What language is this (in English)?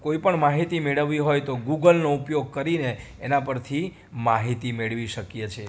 Gujarati